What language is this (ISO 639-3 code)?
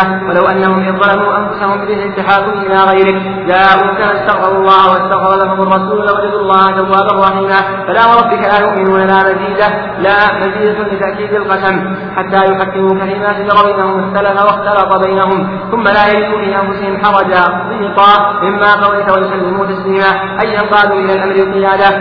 ara